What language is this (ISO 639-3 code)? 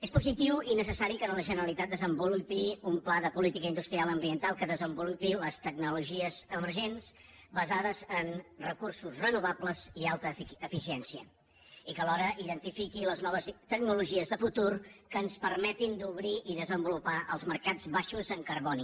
cat